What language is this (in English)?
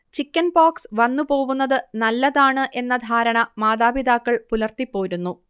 Malayalam